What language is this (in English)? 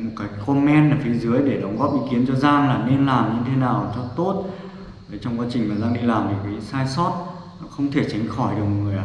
Vietnamese